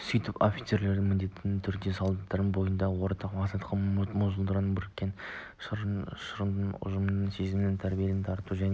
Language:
Kazakh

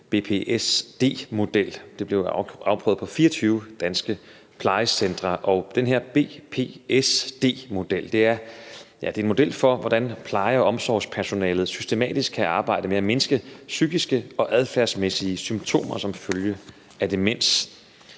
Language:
Danish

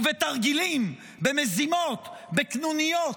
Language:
Hebrew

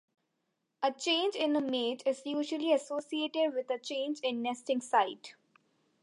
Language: English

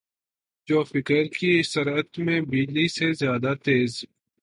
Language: Urdu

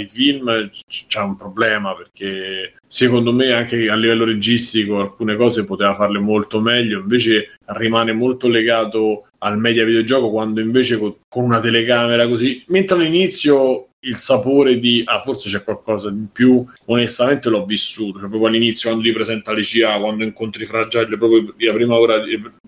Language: Italian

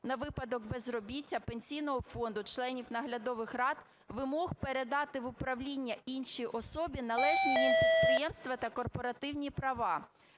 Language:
Ukrainian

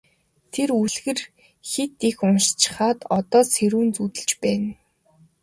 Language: Mongolian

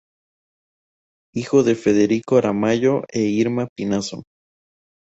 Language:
Spanish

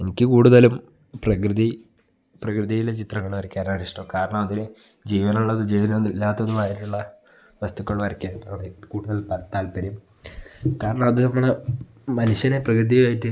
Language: Malayalam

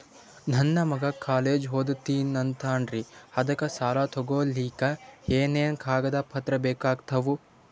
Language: Kannada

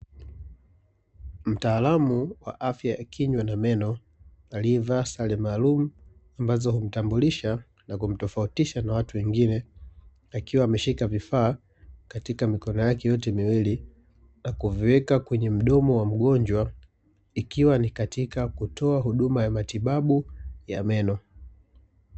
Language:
Swahili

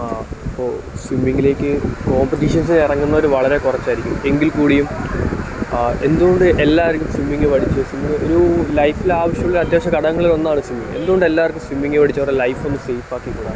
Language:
Malayalam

